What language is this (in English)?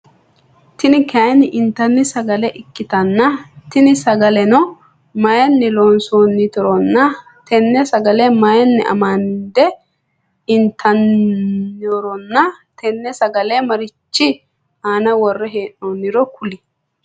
Sidamo